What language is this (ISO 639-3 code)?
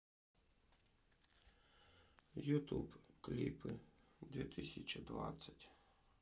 rus